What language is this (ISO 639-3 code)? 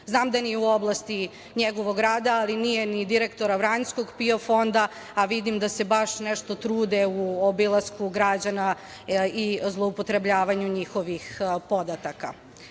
srp